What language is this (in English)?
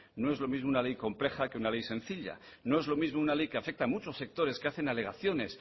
Spanish